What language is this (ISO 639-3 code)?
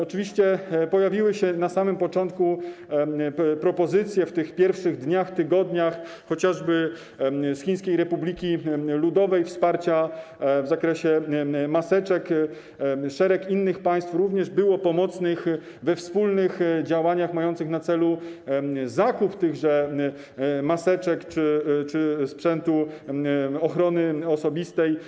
pol